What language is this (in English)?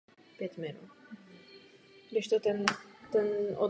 Czech